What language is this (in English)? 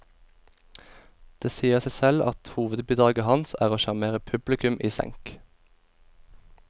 Norwegian